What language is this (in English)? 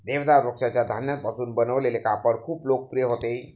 Marathi